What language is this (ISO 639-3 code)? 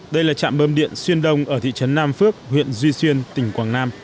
vie